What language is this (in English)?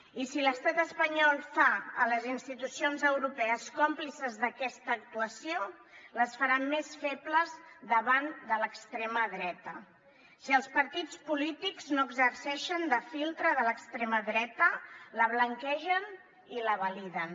Catalan